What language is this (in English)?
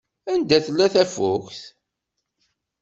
Kabyle